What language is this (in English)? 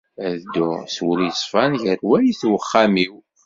Kabyle